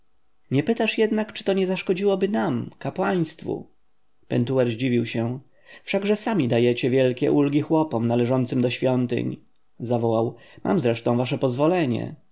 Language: Polish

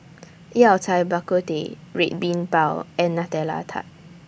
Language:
English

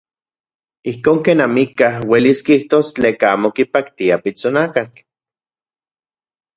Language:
Central Puebla Nahuatl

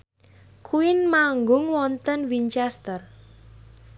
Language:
Javanese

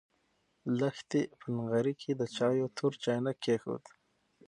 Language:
Pashto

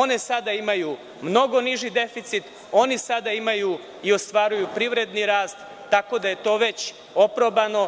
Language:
Serbian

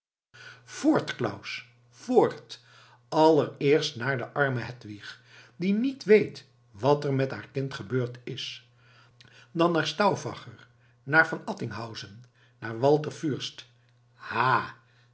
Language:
Dutch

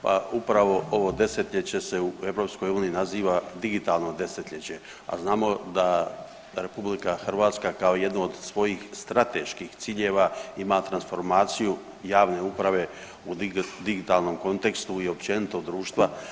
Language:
Croatian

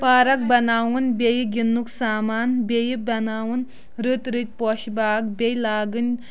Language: Kashmiri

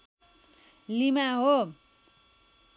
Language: Nepali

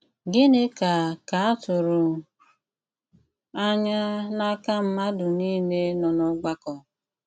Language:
Igbo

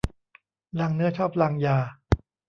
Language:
Thai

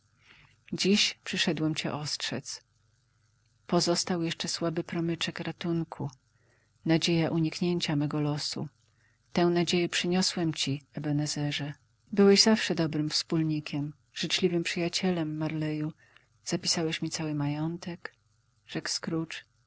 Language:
Polish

